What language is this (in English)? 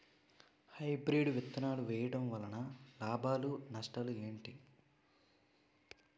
Telugu